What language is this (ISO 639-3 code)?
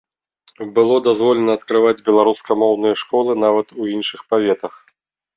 bel